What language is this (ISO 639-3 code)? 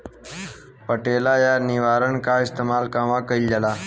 bho